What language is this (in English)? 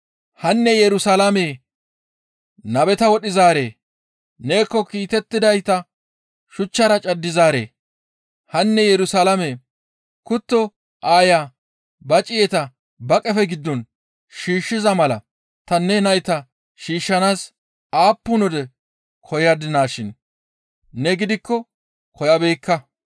Gamo